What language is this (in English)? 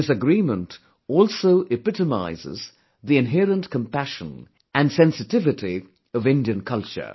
English